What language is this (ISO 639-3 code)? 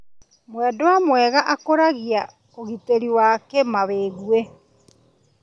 kik